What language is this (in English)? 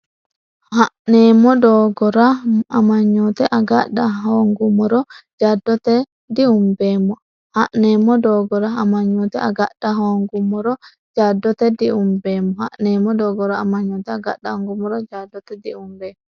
Sidamo